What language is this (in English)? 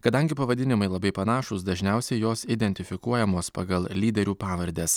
Lithuanian